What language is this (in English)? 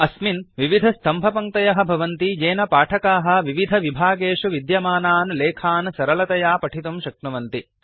Sanskrit